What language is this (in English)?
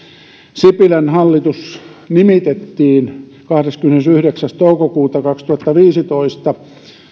Finnish